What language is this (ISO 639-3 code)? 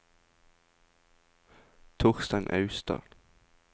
nor